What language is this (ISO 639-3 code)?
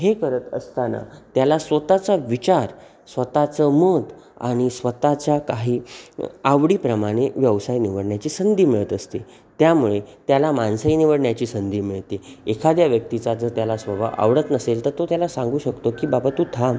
mar